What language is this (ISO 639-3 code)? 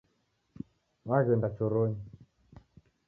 dav